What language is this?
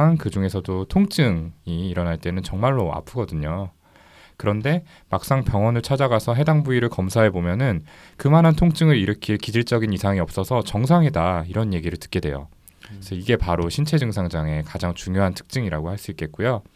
Korean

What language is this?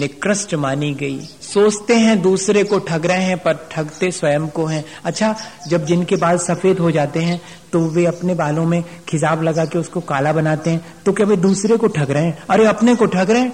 Hindi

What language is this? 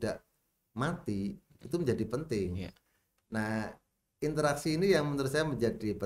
Indonesian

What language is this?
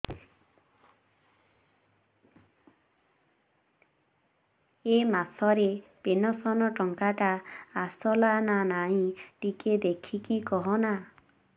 Odia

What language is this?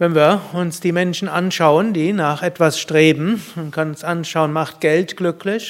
German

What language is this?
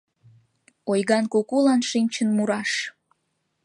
Mari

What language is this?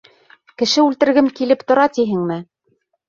Bashkir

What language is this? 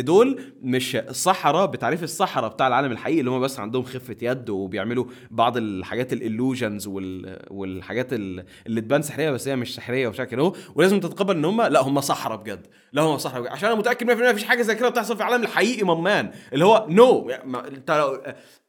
Arabic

